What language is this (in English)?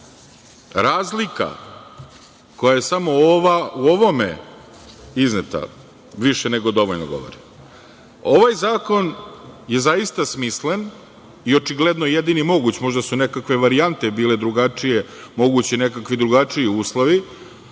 Serbian